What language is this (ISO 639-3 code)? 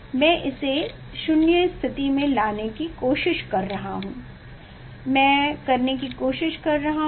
hin